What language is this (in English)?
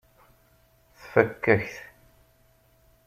Kabyle